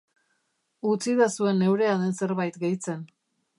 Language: Basque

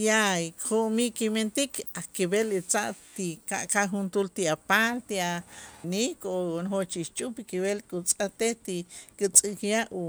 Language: Itzá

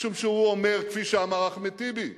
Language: Hebrew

